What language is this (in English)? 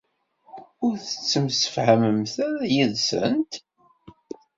Kabyle